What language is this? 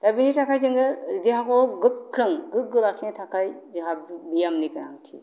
Bodo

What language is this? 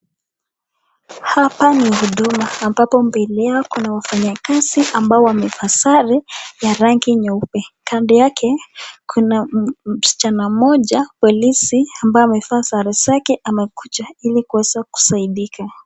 Swahili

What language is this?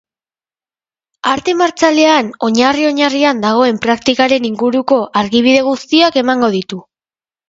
Basque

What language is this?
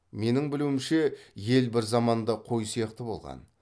Kazakh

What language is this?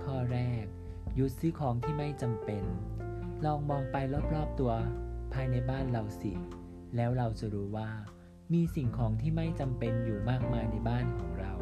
Thai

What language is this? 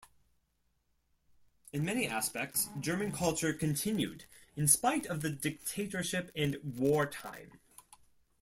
English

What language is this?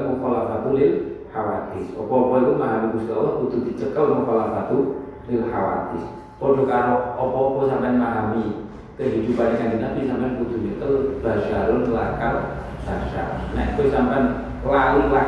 Indonesian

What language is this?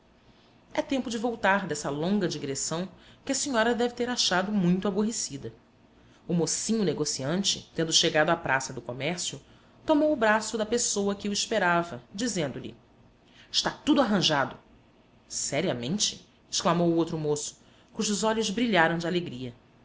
Portuguese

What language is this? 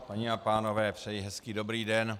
Czech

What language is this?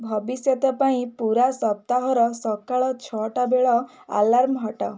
Odia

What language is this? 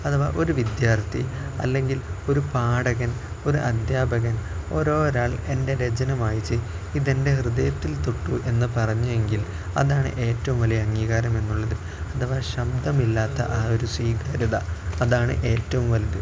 Malayalam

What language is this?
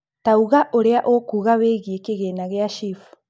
Kikuyu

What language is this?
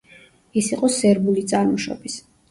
Georgian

